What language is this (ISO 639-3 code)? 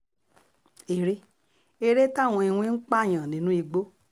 yor